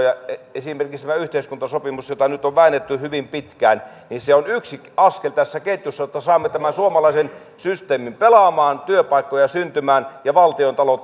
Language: Finnish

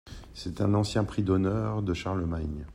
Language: French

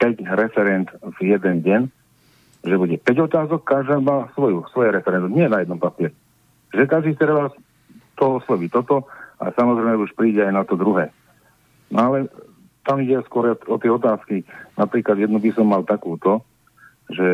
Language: Slovak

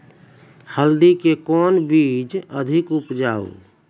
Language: Maithili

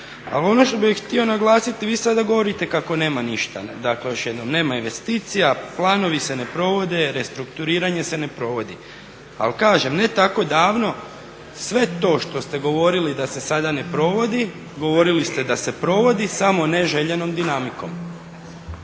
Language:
Croatian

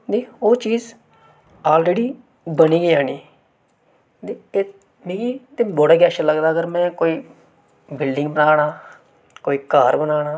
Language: Dogri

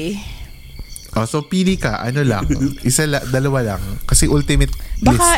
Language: Filipino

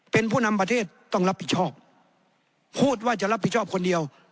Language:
Thai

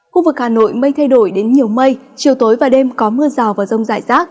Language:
Vietnamese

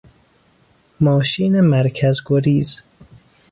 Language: Persian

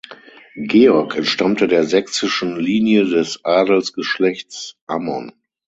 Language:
German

